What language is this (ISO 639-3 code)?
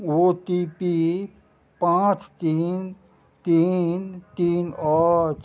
mai